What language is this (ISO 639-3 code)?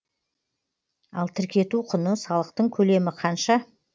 kaz